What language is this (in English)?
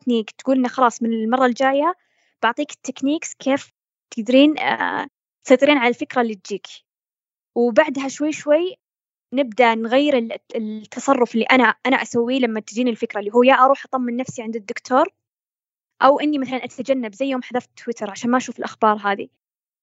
Arabic